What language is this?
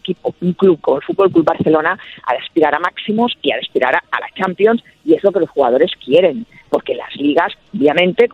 Spanish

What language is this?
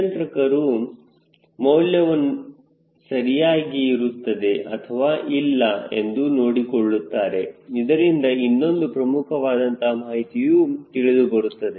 Kannada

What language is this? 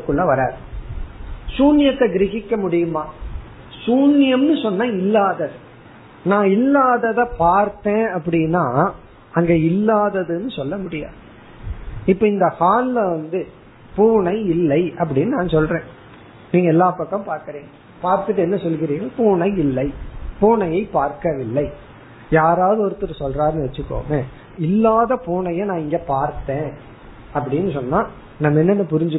Tamil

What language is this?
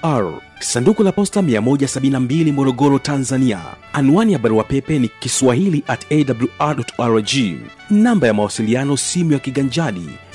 Swahili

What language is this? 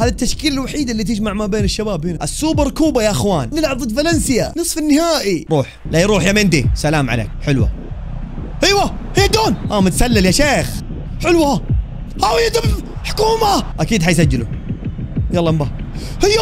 Arabic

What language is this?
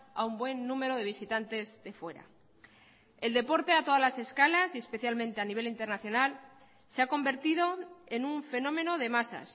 Spanish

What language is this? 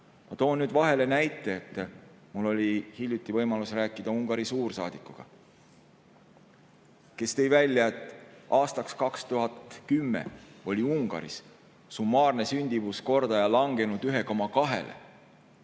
Estonian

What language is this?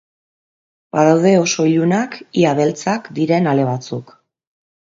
Basque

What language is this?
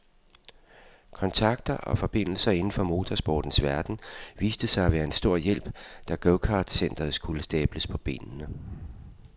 Danish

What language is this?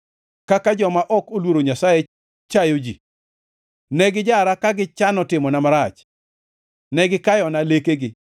Luo (Kenya and Tanzania)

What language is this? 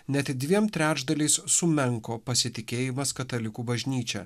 Lithuanian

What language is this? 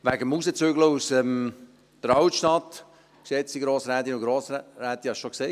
Swiss German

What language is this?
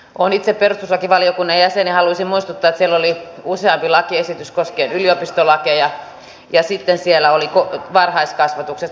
Finnish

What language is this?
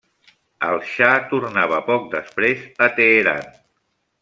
Catalan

